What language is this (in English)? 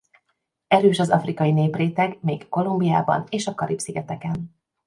Hungarian